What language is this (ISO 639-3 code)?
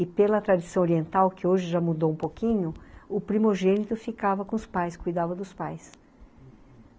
por